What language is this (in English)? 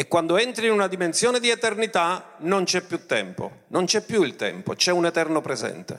Italian